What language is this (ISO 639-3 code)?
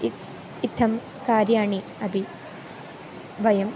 san